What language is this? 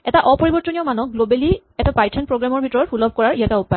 Assamese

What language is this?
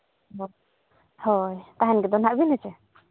Santali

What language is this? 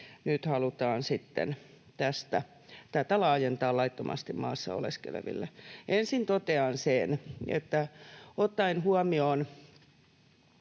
Finnish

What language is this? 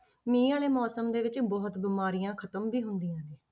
Punjabi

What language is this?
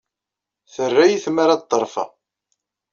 Kabyle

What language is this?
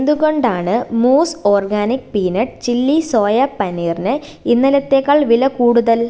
Malayalam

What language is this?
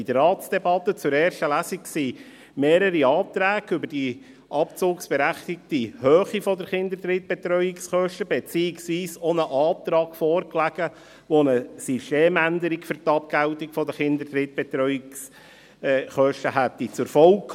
Swiss German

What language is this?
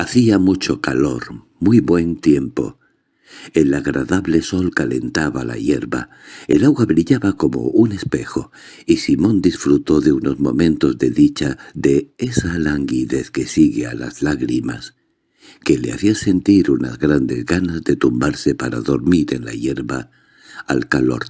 Spanish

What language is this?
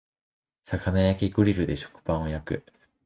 Japanese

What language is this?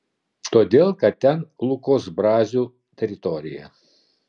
Lithuanian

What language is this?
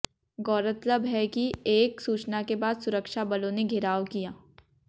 Hindi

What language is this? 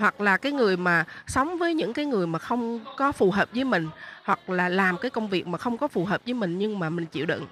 Vietnamese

